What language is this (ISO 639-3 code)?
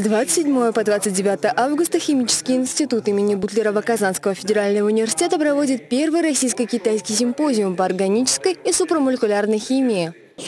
rus